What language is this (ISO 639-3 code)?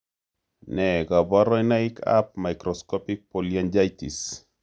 kln